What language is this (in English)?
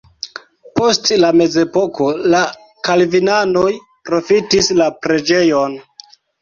Esperanto